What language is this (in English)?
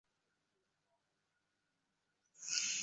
Bangla